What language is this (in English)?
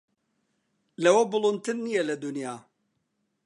Central Kurdish